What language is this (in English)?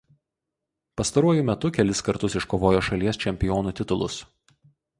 Lithuanian